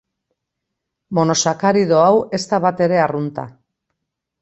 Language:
Basque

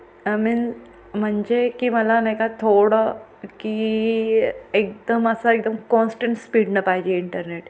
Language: Marathi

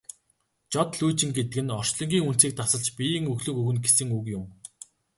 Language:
Mongolian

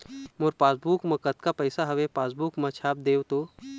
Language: Chhattisgarhi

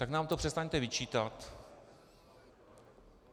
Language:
Czech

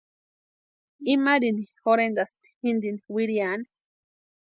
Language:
Western Highland Purepecha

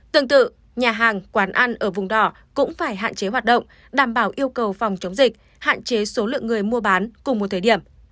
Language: Vietnamese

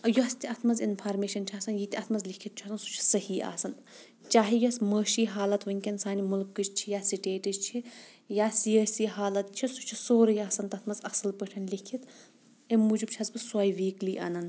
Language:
Kashmiri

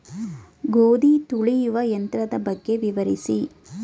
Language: Kannada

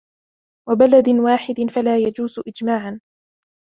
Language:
Arabic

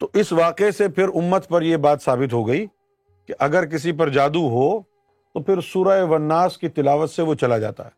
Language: Urdu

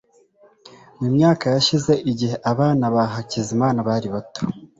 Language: Kinyarwanda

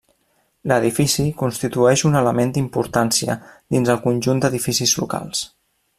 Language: Catalan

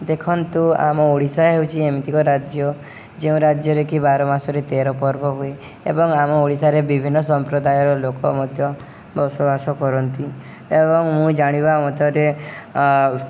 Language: Odia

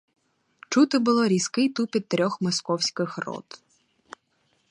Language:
Ukrainian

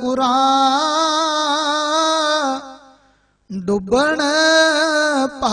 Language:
Hindi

